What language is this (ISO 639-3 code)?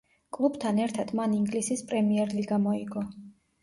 kat